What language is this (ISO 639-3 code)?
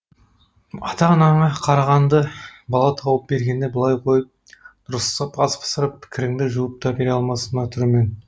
kaz